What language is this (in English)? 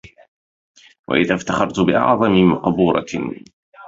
Arabic